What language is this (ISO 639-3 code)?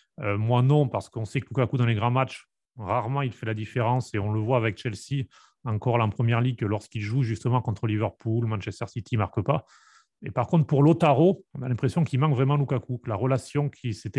fra